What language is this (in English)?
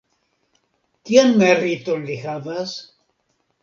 Esperanto